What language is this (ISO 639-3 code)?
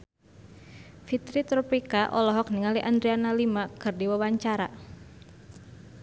sun